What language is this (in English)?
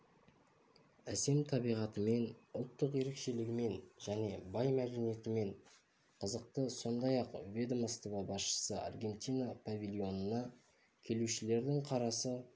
Kazakh